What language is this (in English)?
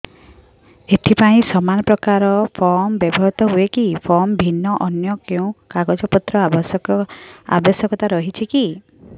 Odia